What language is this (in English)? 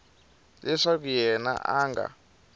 Tsonga